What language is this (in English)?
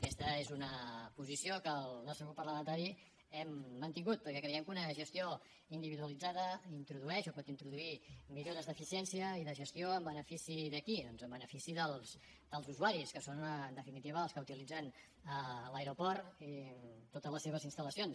Catalan